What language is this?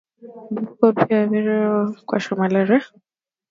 Swahili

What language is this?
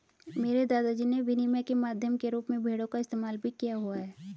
Hindi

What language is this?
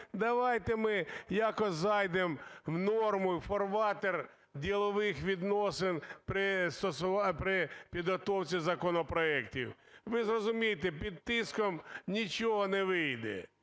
Ukrainian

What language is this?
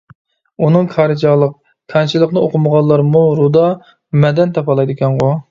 Uyghur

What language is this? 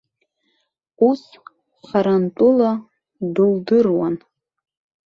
Abkhazian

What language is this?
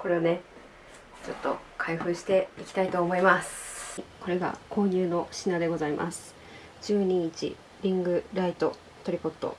Japanese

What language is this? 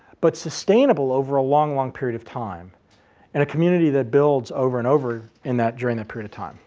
English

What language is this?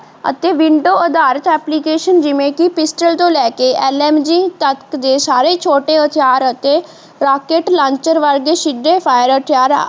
Punjabi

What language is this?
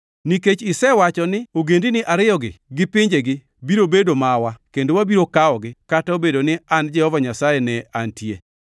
Luo (Kenya and Tanzania)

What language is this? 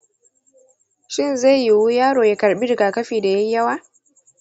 Hausa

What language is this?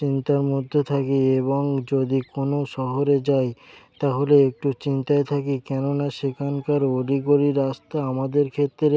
Bangla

